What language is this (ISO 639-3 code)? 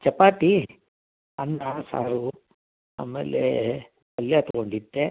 kan